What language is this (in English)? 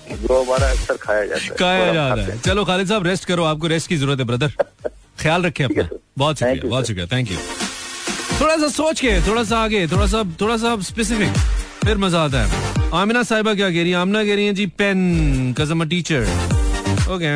Hindi